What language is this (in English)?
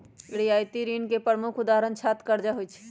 Magahi